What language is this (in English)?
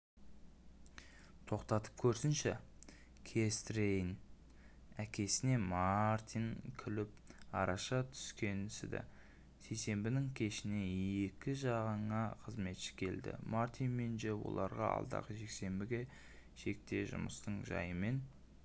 Kazakh